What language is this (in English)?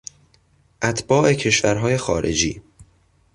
Persian